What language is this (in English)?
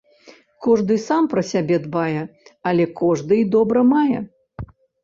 Belarusian